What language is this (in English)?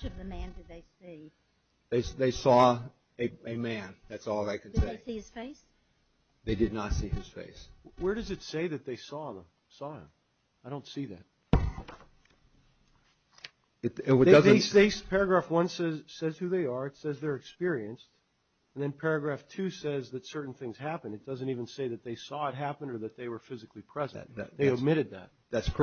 English